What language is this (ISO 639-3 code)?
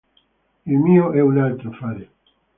ita